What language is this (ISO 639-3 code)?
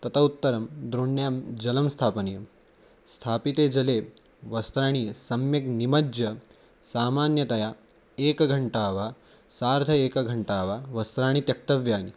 san